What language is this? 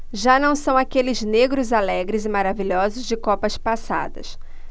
Portuguese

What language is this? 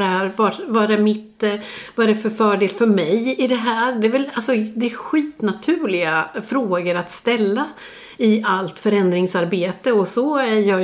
Swedish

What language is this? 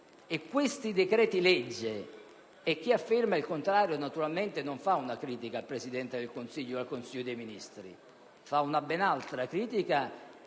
Italian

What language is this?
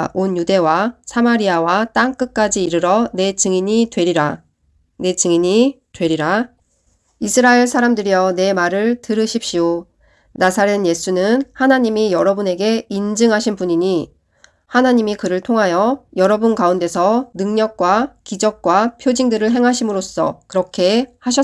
Korean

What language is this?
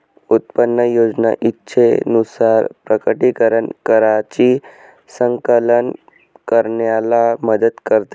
Marathi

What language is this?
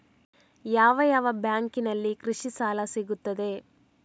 Kannada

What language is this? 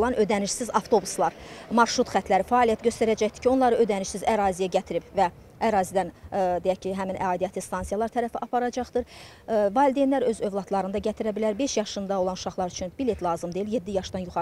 Turkish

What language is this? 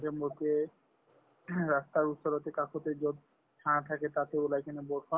Assamese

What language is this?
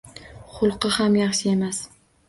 Uzbek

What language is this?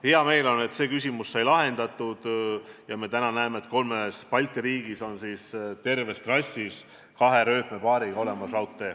Estonian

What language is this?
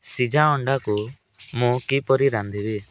Odia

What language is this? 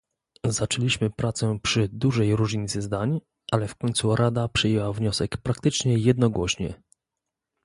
Polish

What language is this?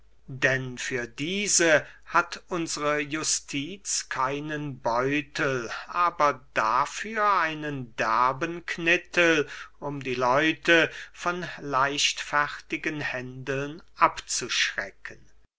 German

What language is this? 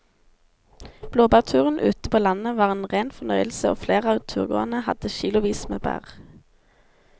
Norwegian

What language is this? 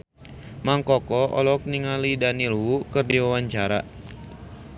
Sundanese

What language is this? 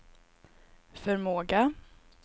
Swedish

